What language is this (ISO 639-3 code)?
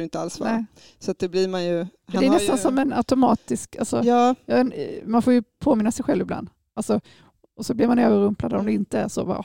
swe